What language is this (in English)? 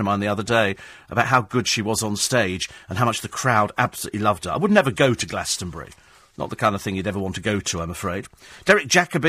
English